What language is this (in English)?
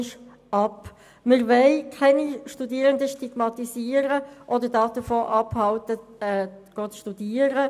Swiss German